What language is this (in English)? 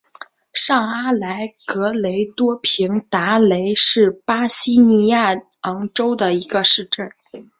Chinese